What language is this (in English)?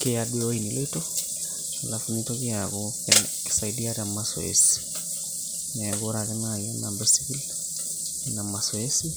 Masai